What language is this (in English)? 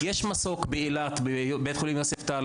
Hebrew